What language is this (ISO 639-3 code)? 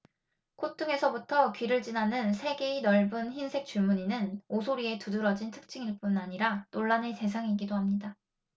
kor